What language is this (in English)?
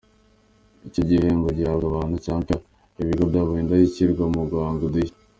Kinyarwanda